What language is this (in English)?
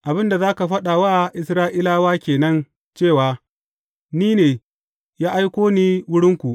Hausa